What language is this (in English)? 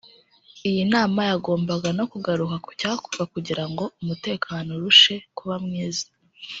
Kinyarwanda